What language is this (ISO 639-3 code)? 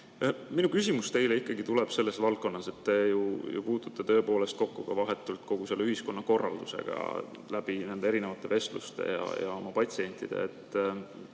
est